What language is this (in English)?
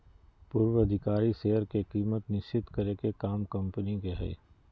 Magahi